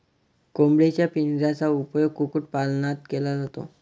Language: Marathi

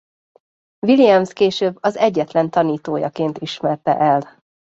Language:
Hungarian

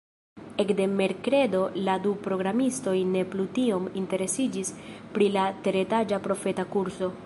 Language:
Esperanto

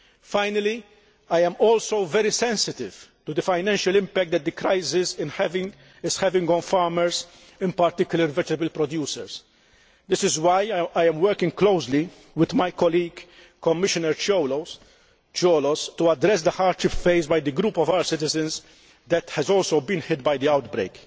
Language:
English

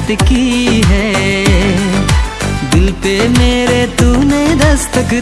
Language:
Hindi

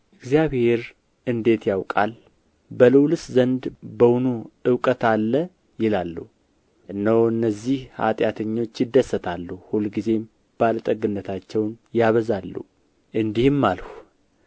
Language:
Amharic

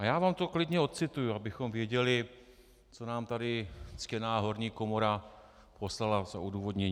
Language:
Czech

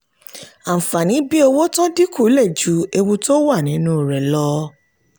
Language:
Yoruba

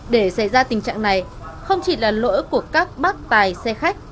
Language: Vietnamese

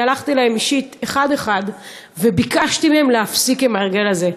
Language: Hebrew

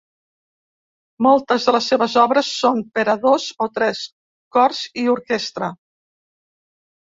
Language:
Catalan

